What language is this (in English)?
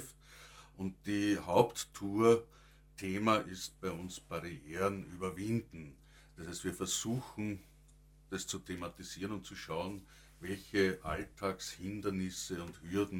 German